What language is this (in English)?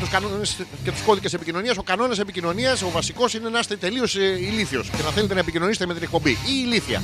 Greek